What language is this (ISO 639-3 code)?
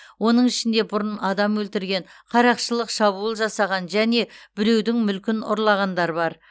kaz